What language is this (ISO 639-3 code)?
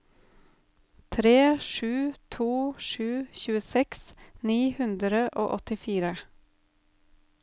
nor